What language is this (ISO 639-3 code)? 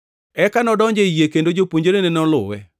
luo